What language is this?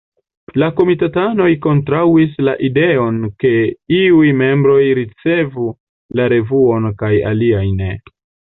Esperanto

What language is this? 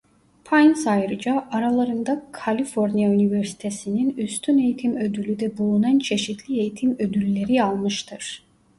Turkish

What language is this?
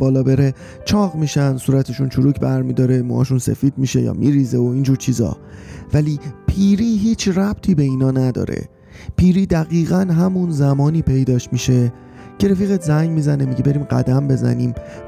Persian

